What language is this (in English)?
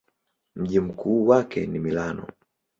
Swahili